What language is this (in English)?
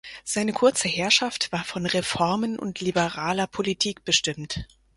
German